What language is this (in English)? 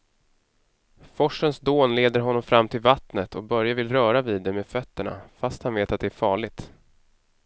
Swedish